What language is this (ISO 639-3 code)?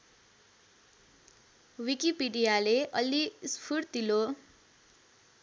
nep